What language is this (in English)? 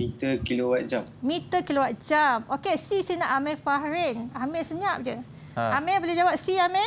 Malay